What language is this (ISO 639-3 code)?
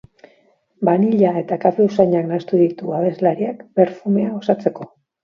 eus